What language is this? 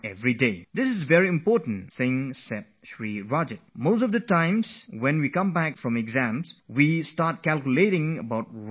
English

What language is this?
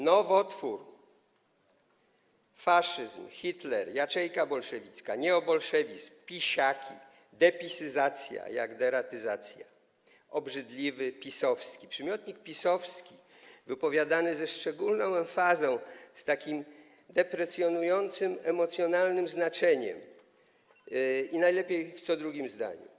Polish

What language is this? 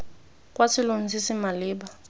Tswana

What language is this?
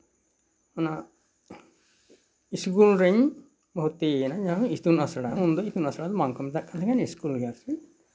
Santali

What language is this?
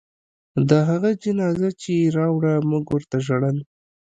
Pashto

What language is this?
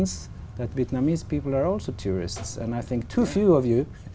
Vietnamese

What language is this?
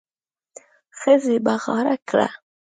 Pashto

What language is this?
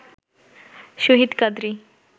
Bangla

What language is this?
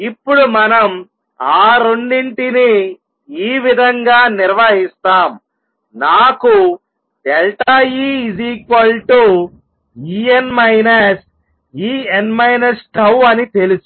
Telugu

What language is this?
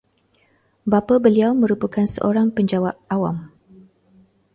Malay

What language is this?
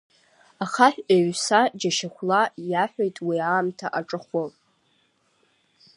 Abkhazian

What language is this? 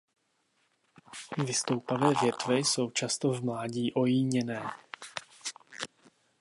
Czech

